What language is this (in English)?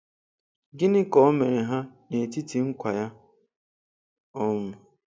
Igbo